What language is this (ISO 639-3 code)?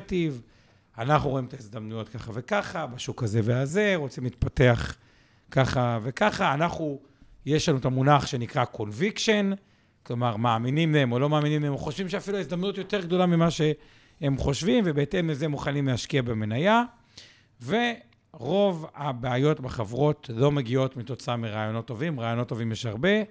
heb